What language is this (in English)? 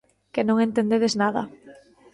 Galician